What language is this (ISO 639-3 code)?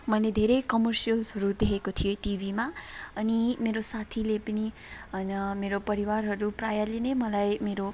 nep